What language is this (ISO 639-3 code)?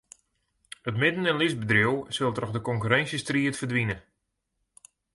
fry